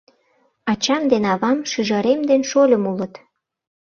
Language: Mari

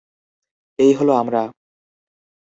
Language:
Bangla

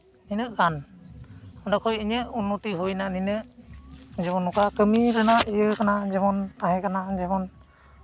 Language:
Santali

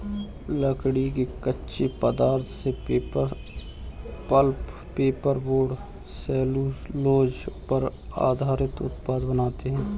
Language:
Hindi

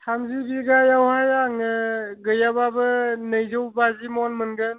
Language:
Bodo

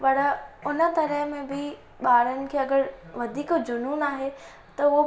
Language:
Sindhi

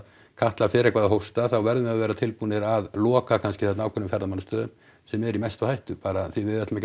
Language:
Icelandic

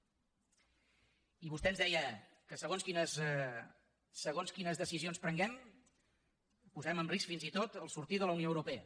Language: Catalan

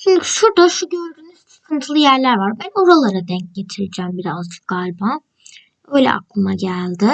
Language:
Turkish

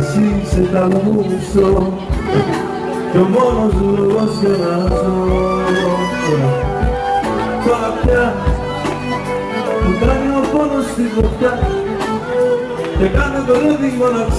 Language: Arabic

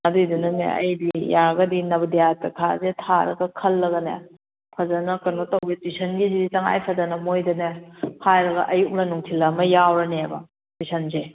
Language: Manipuri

